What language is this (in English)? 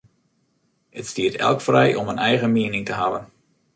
Western Frisian